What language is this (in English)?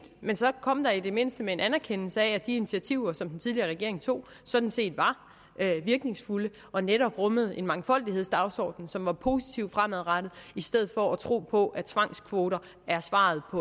Danish